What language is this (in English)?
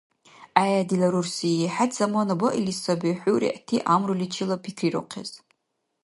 Dargwa